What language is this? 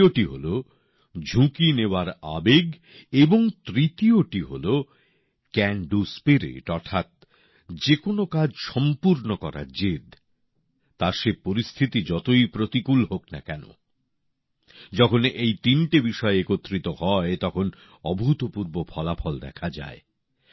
Bangla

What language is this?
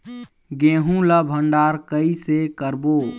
Chhattisgarhi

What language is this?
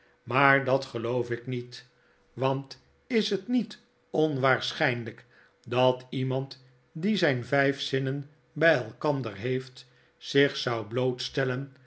Dutch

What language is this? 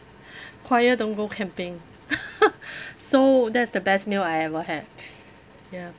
English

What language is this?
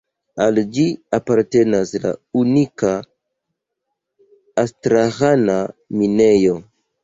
Esperanto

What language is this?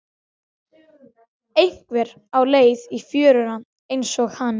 Icelandic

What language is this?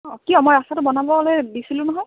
Assamese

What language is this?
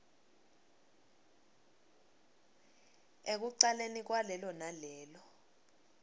Swati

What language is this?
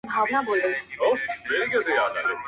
Pashto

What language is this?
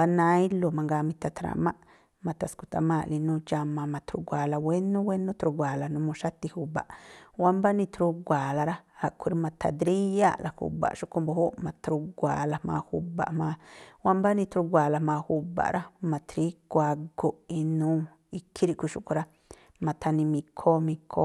Tlacoapa Me'phaa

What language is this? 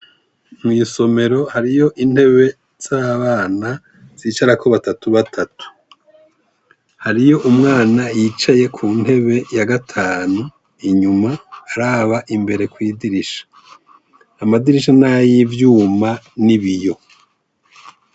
Rundi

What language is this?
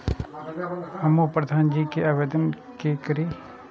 Maithili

